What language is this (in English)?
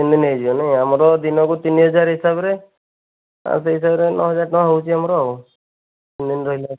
Odia